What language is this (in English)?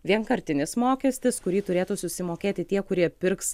Lithuanian